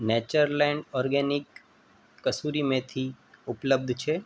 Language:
Gujarati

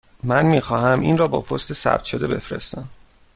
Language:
Persian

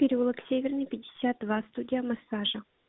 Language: Russian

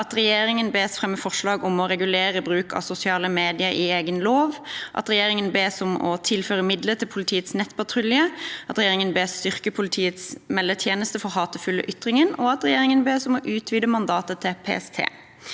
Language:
Norwegian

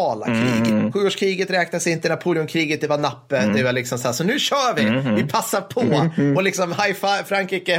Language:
Swedish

